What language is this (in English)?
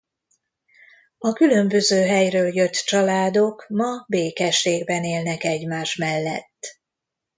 Hungarian